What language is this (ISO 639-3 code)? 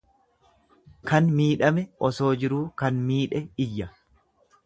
orm